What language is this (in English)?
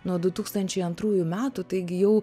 Lithuanian